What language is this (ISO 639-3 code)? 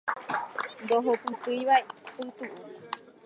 grn